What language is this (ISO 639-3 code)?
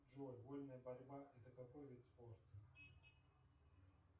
rus